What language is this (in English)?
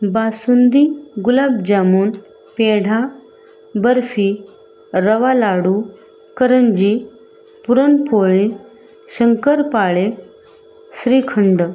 Marathi